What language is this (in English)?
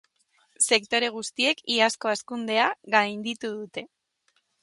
Basque